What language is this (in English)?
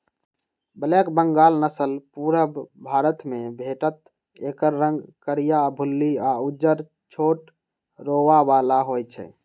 Magahi